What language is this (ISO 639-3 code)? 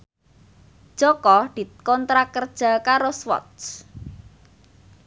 jav